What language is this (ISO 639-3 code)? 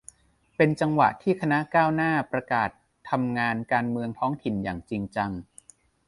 tha